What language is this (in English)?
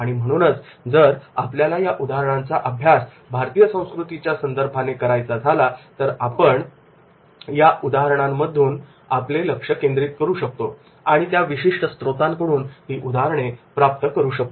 Marathi